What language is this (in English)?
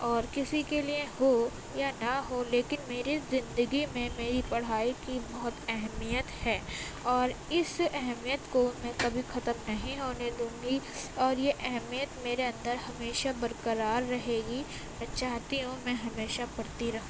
Urdu